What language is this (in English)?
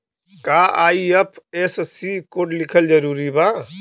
Bhojpuri